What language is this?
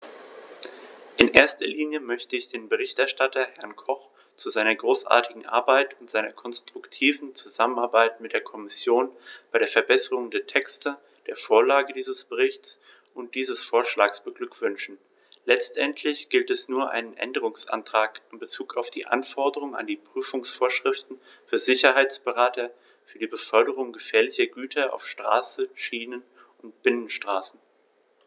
German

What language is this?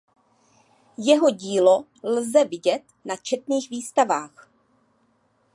Czech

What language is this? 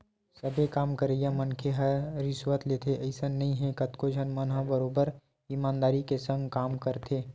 Chhattisgarhi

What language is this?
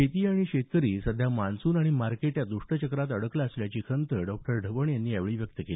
Marathi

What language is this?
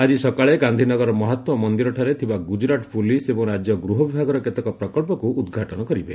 Odia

